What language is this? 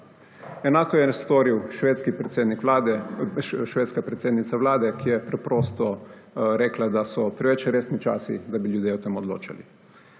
Slovenian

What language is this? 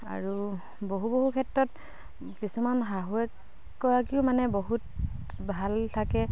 Assamese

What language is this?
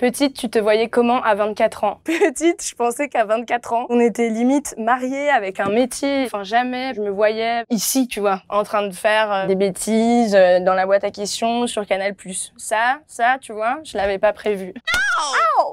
French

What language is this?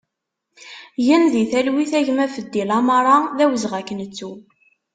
Kabyle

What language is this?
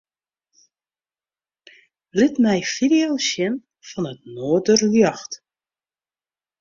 Western Frisian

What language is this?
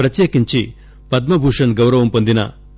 Telugu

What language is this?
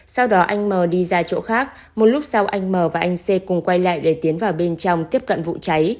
Vietnamese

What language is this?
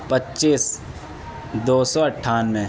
Urdu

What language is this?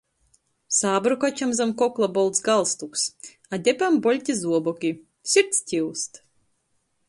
Latgalian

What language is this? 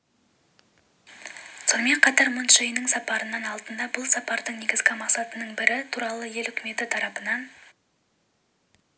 Kazakh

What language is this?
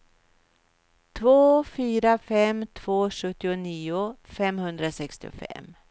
Swedish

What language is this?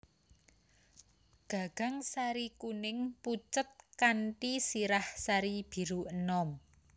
Javanese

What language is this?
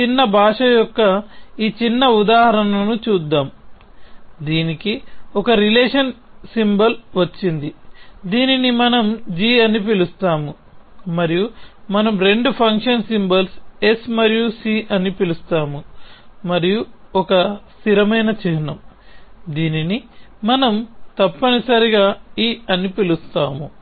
Telugu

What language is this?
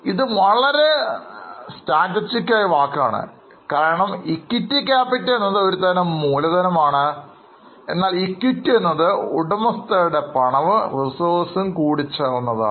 Malayalam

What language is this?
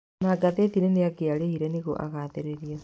Kikuyu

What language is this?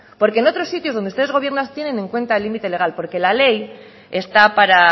Spanish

